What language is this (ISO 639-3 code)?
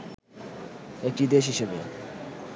ben